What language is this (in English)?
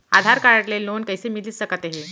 Chhattisgarhi